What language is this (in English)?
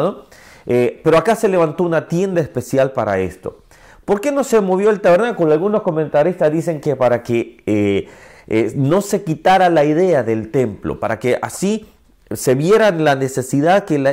Spanish